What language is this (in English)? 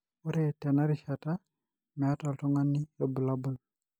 Masai